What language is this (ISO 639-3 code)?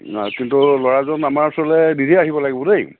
asm